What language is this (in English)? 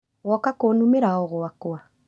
Kikuyu